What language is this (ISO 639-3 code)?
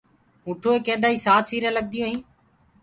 ggg